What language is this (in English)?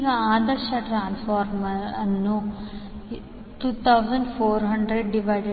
Kannada